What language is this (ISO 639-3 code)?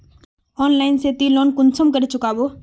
mag